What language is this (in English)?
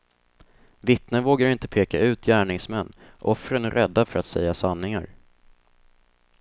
Swedish